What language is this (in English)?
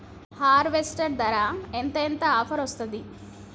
Telugu